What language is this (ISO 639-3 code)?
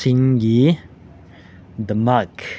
mni